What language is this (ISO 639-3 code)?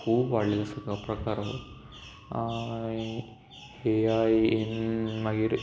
kok